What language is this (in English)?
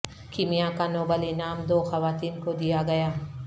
Urdu